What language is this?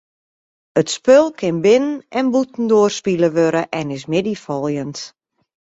Western Frisian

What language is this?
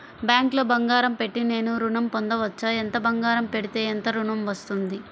Telugu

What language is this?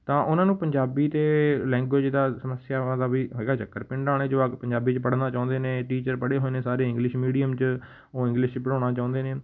Punjabi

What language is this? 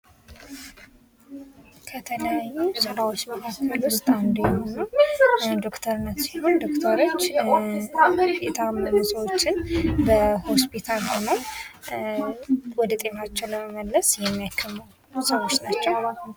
Amharic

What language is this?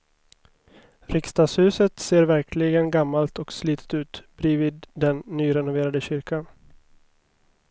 Swedish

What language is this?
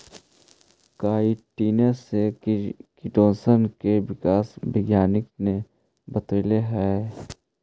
Magahi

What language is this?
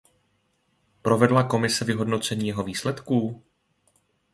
Czech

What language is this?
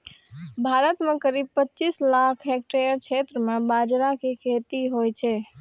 Maithili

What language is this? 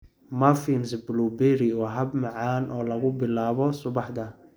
Somali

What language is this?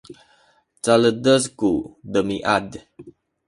Sakizaya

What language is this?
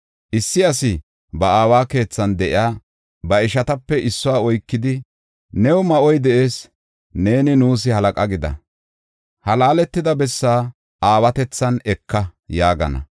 Gofa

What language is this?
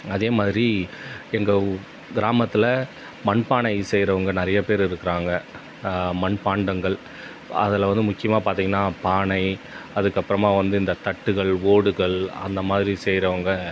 Tamil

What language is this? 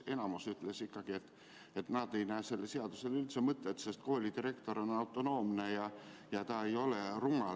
Estonian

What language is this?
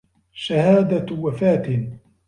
Arabic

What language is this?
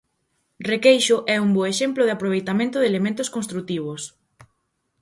Galician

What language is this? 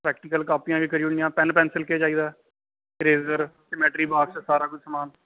Dogri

